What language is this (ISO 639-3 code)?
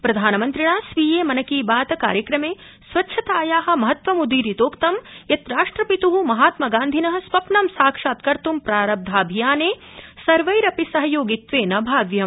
san